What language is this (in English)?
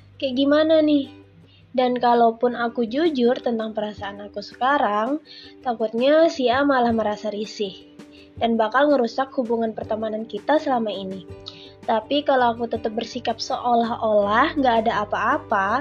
Indonesian